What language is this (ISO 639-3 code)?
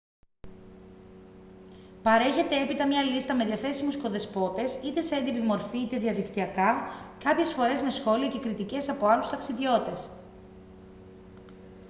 ell